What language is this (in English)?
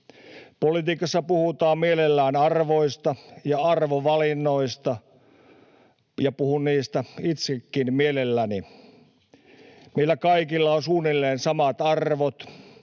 Finnish